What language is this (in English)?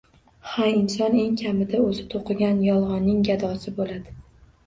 Uzbek